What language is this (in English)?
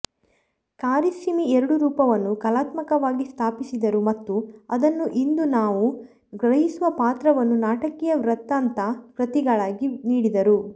Kannada